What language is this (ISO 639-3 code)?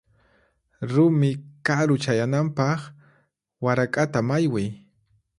qxp